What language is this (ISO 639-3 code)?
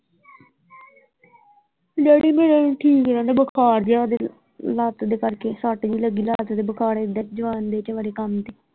pan